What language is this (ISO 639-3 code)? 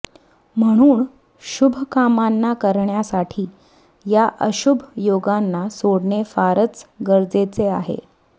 mar